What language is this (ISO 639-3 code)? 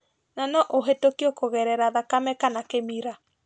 kik